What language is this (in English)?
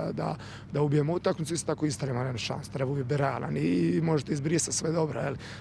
Croatian